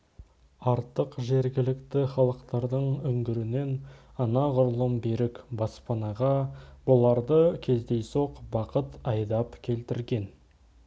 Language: Kazakh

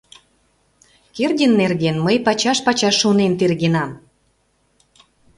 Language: Mari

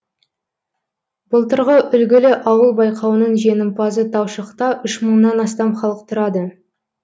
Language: Kazakh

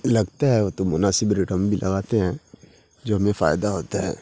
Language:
Urdu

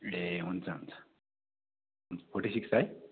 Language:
Nepali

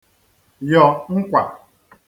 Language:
Igbo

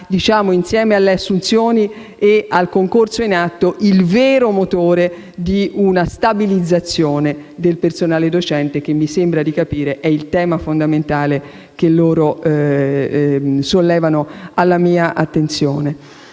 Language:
Italian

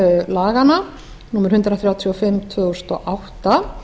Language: Icelandic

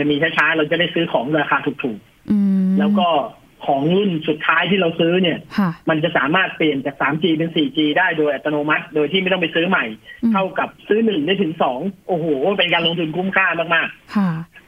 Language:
Thai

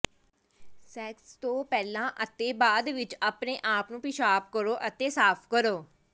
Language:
Punjabi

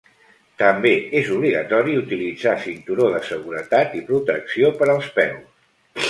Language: Catalan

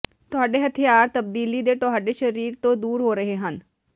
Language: Punjabi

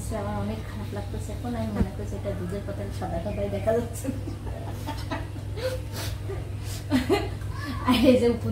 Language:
Bangla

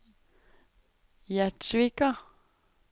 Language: Norwegian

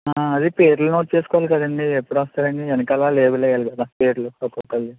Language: Telugu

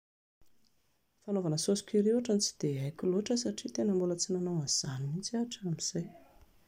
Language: Malagasy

